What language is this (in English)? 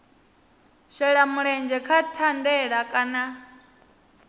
Venda